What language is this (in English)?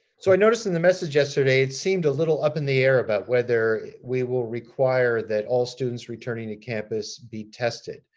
English